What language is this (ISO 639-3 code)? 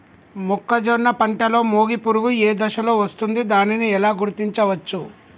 tel